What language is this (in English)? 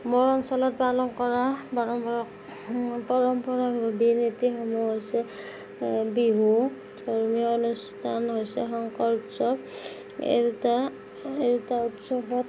Assamese